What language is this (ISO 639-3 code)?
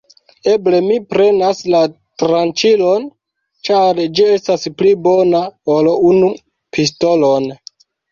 epo